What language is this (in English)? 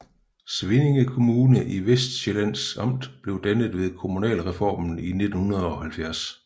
Danish